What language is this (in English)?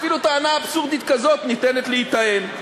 Hebrew